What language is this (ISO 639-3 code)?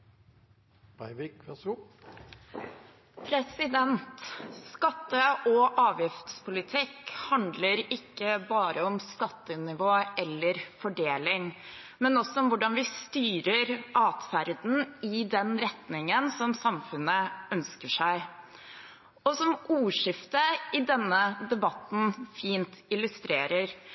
nor